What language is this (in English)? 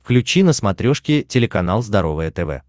Russian